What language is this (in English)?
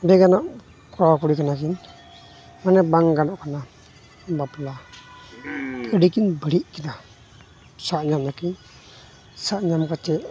Santali